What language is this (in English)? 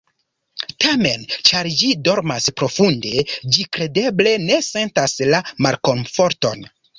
Esperanto